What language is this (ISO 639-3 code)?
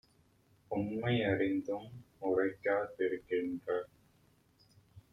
tam